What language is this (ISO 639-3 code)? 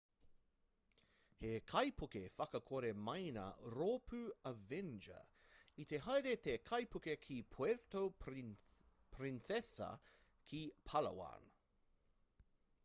mri